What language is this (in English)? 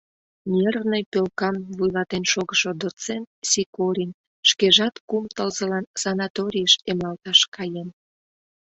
Mari